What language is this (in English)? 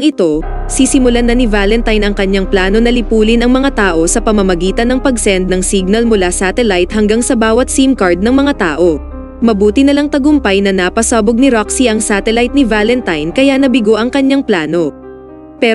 Filipino